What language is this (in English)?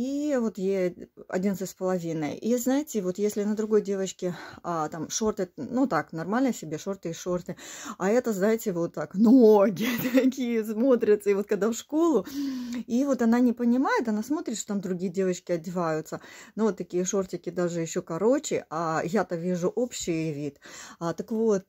Russian